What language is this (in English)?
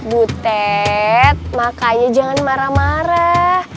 Indonesian